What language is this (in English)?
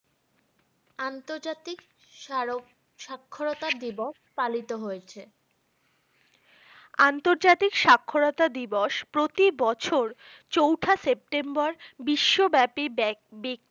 Bangla